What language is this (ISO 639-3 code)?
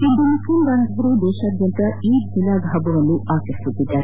kan